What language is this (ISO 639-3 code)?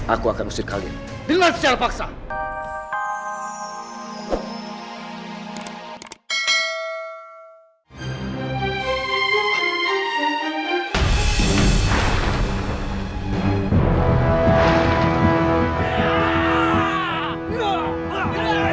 ind